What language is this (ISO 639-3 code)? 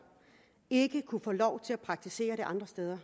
dan